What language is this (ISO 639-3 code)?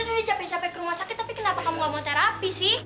ind